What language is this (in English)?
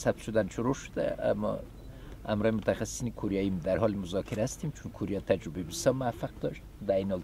Persian